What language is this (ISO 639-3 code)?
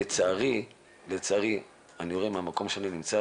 heb